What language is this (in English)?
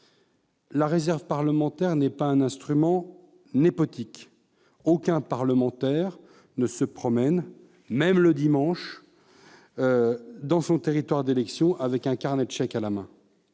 French